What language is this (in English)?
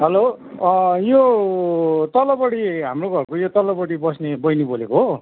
Nepali